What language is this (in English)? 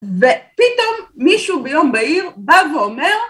Hebrew